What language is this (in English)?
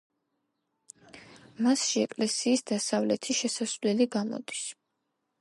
Georgian